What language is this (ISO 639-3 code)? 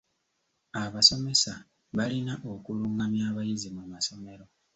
lug